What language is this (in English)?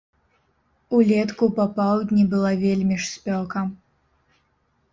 Belarusian